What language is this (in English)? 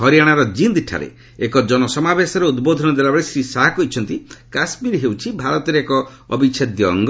Odia